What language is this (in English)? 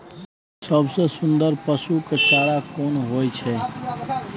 Maithili